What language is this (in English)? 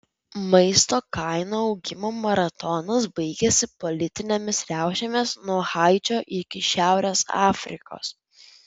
Lithuanian